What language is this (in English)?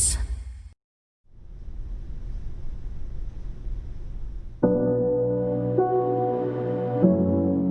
Vietnamese